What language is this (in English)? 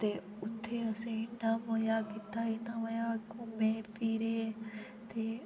Dogri